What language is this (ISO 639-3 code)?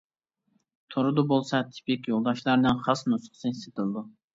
uig